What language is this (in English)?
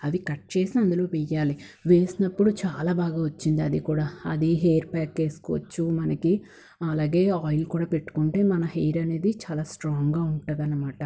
Telugu